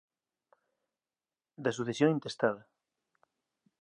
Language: Galician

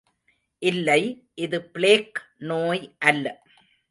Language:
Tamil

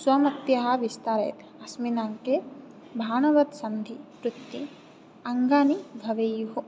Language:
Sanskrit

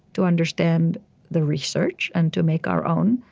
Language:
English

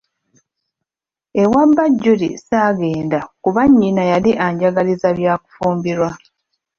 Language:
Ganda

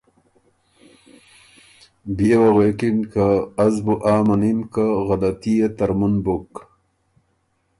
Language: Ormuri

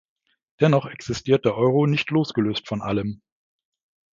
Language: German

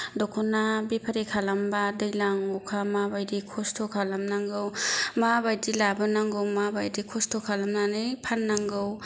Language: Bodo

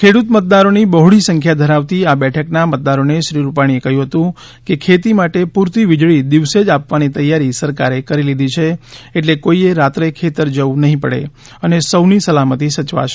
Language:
Gujarati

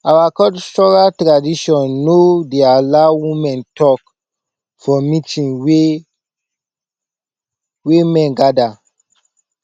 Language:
Nigerian Pidgin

